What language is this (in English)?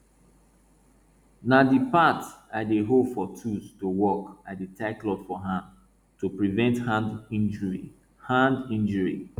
Nigerian Pidgin